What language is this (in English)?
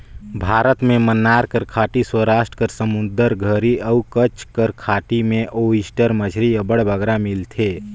Chhattisgarhi